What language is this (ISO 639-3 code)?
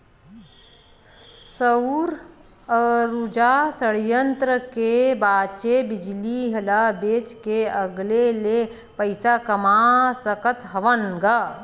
hne